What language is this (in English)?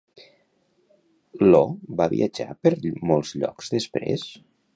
Catalan